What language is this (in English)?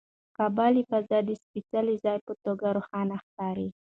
Pashto